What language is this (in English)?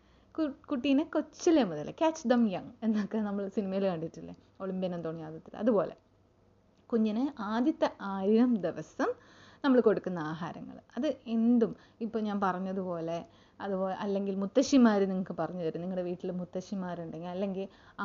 Malayalam